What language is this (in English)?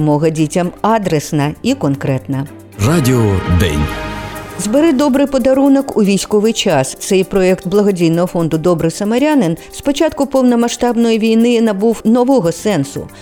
Ukrainian